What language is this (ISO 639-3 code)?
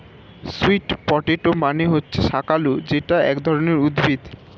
ben